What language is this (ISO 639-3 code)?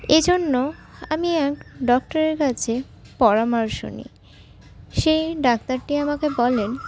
ben